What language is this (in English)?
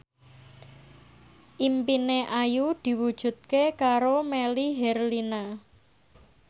Javanese